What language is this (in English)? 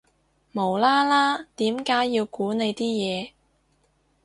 Cantonese